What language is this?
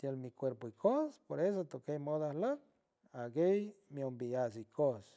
San Francisco Del Mar Huave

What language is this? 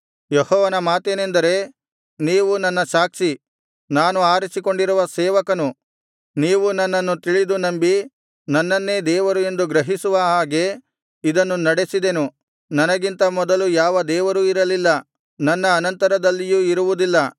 Kannada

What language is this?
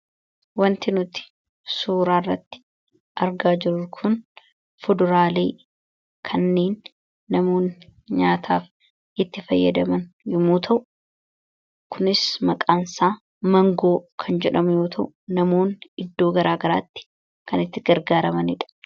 Oromo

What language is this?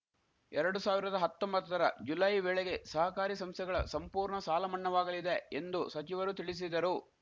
Kannada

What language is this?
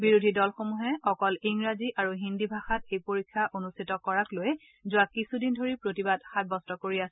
Assamese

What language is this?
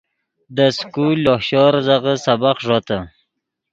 Yidgha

